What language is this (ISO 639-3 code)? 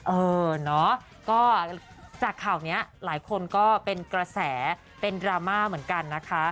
tha